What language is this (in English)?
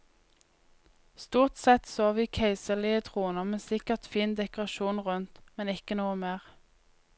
Norwegian